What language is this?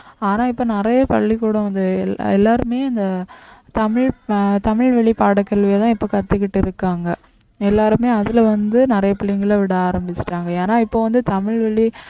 Tamil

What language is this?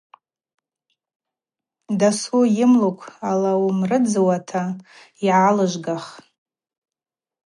Abaza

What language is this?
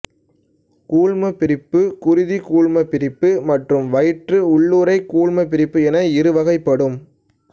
Tamil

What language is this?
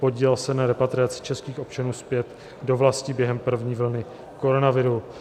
Czech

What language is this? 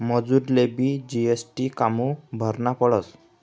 Marathi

